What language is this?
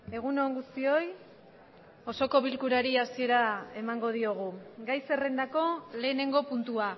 Basque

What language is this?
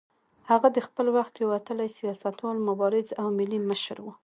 Pashto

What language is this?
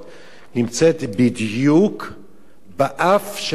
Hebrew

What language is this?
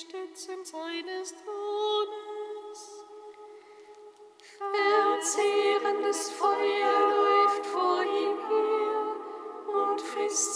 German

